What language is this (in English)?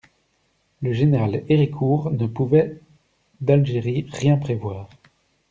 French